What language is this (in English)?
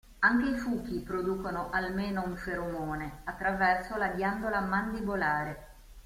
Italian